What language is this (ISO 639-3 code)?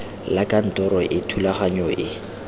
tsn